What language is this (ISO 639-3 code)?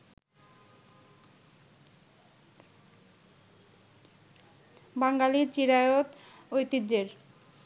ben